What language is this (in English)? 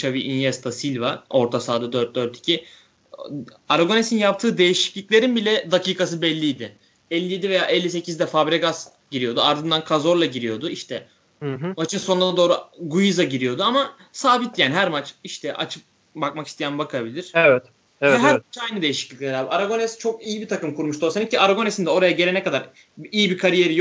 Turkish